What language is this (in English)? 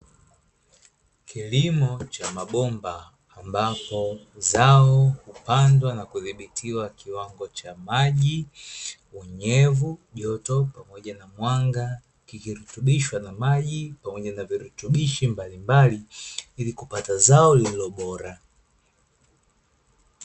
Swahili